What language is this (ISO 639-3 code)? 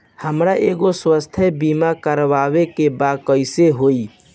bho